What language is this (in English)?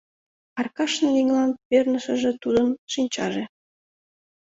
Mari